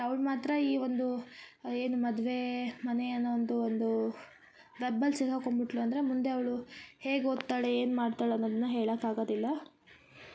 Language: Kannada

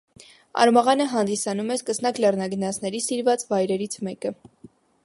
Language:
Armenian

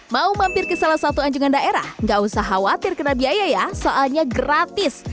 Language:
Indonesian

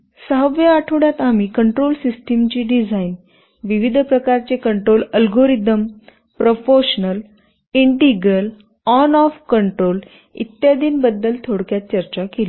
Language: Marathi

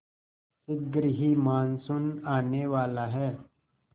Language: Hindi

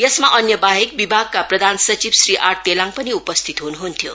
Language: Nepali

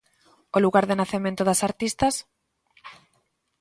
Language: Galician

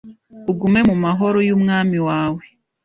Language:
Kinyarwanda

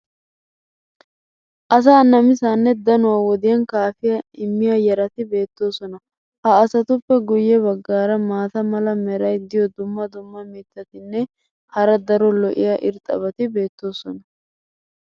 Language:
Wolaytta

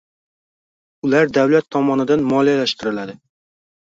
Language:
Uzbek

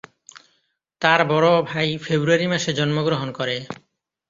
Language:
Bangla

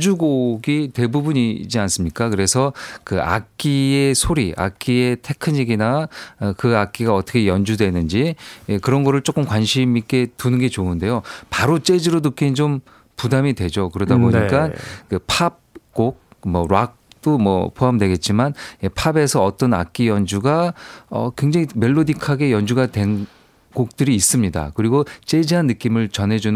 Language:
Korean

